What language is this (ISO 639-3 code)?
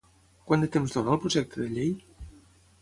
cat